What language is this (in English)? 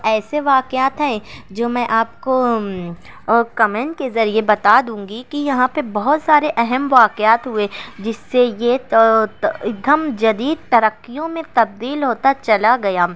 Urdu